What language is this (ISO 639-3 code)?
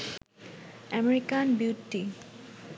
ben